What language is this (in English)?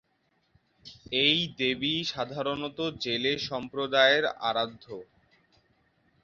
Bangla